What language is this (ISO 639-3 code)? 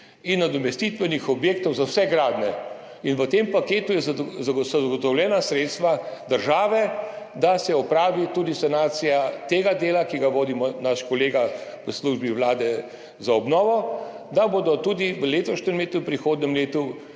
slv